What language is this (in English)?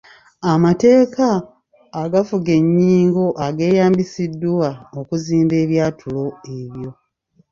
Ganda